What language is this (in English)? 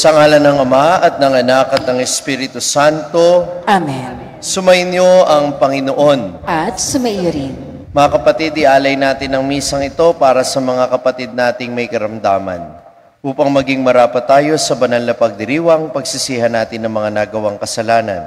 Filipino